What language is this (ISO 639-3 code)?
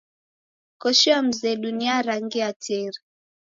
dav